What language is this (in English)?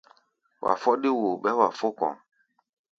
Gbaya